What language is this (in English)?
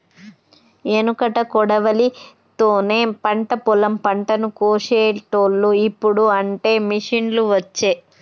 Telugu